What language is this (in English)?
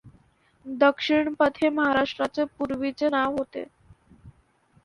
Marathi